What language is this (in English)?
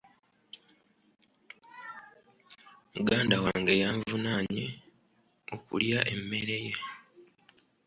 Ganda